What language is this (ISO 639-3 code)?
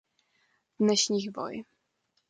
ces